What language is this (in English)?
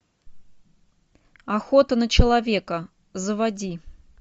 Russian